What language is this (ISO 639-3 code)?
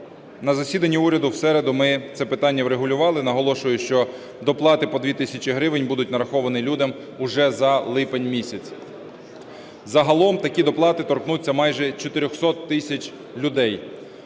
ukr